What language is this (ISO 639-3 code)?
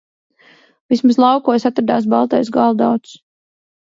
lav